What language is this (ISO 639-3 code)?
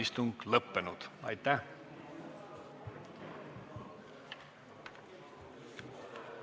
est